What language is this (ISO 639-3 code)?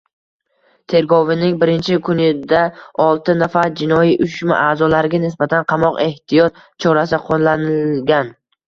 uzb